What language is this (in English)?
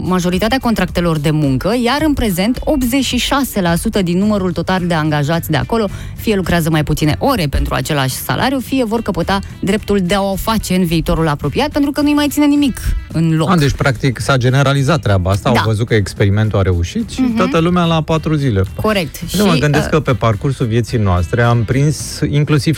Romanian